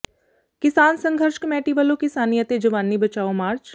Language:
Punjabi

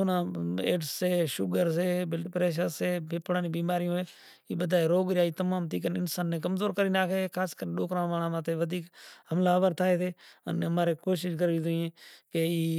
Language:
Kachi Koli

